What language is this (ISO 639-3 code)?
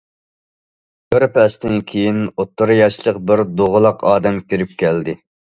uig